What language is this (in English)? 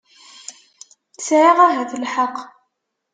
Kabyle